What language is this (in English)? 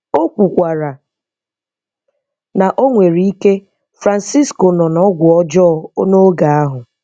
Igbo